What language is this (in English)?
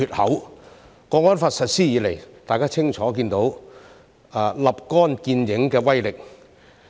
Cantonese